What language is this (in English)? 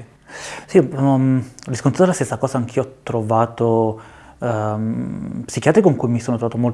Italian